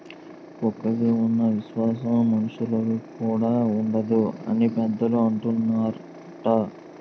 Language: Telugu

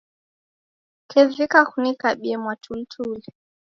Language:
Taita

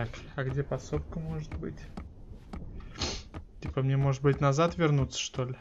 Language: Russian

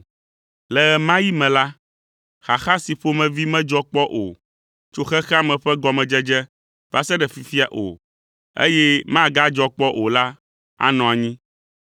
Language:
Ewe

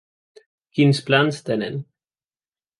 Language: Catalan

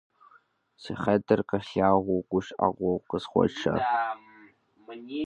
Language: Kabardian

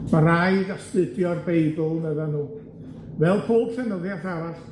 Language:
Welsh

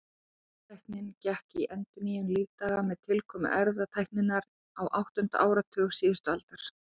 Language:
Icelandic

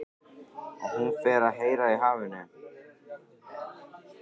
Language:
Icelandic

